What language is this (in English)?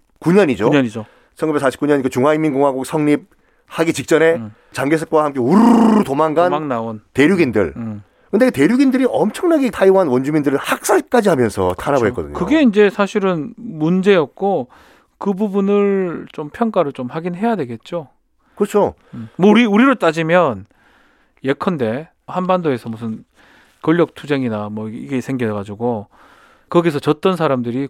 Korean